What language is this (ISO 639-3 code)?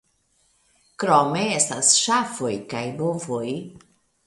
epo